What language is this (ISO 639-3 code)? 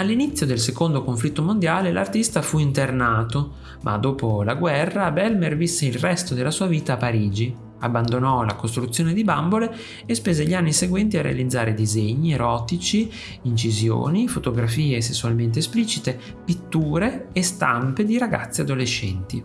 ita